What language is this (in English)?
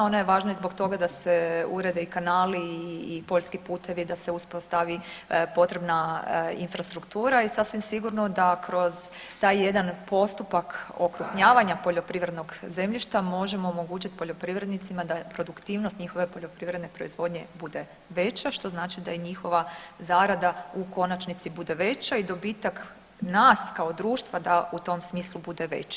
Croatian